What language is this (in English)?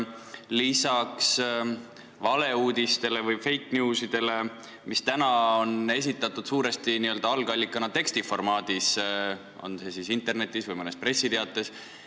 Estonian